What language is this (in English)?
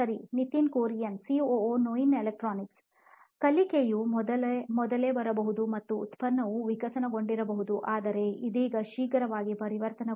Kannada